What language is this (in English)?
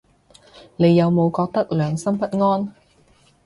Cantonese